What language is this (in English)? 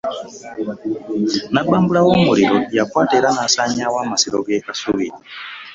Ganda